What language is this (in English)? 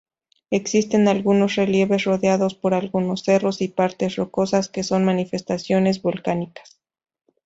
Spanish